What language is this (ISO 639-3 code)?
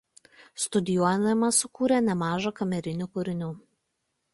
lit